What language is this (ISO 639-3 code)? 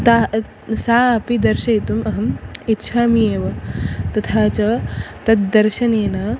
san